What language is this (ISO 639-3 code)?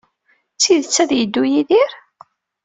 kab